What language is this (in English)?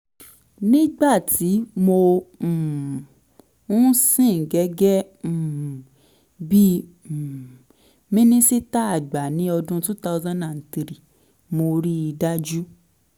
Yoruba